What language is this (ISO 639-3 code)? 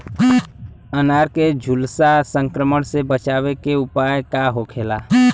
bho